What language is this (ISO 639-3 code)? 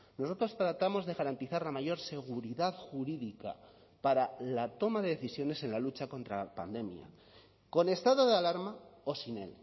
spa